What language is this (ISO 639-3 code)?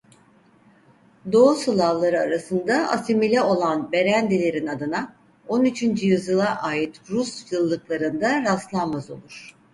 tur